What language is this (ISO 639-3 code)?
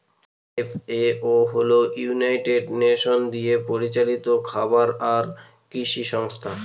ben